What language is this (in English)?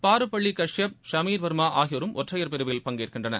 Tamil